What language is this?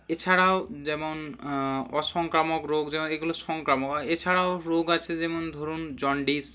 Bangla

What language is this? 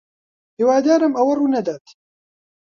Central Kurdish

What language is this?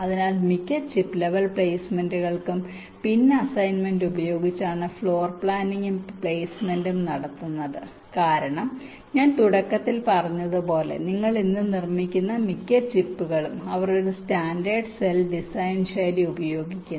Malayalam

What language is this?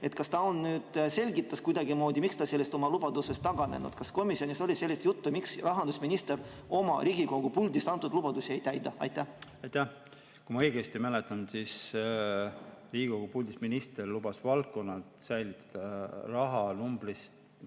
Estonian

